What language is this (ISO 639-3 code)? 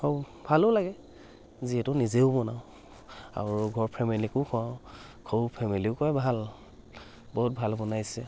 asm